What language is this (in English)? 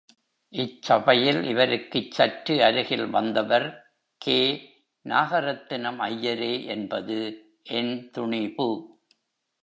Tamil